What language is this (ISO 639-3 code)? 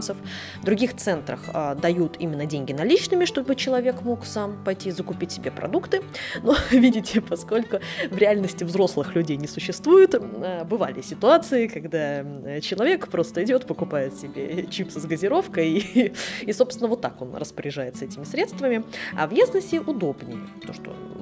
rus